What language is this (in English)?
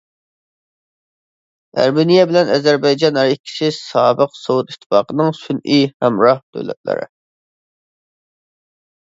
Uyghur